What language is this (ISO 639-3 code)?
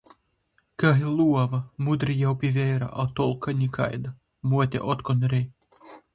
ltg